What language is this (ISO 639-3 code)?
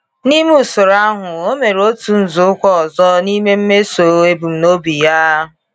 ibo